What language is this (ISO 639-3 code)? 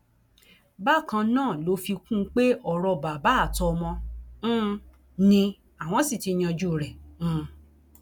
yor